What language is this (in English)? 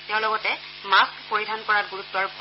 Assamese